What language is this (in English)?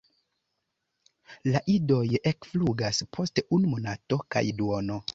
Esperanto